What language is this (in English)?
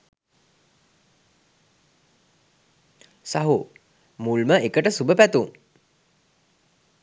Sinhala